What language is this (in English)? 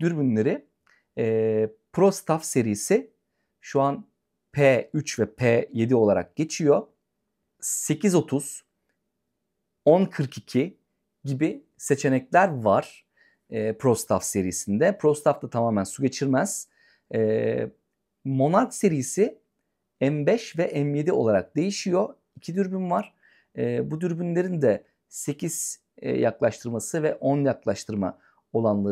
Turkish